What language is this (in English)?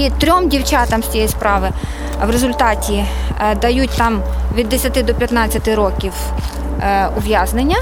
Ukrainian